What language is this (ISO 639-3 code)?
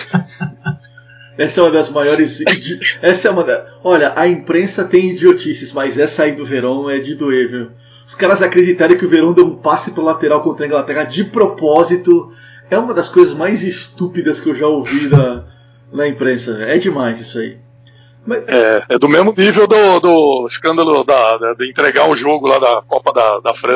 por